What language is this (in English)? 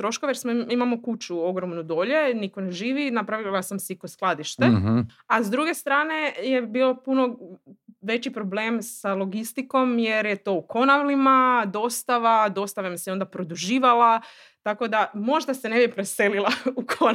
Croatian